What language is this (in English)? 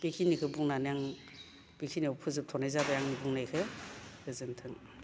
Bodo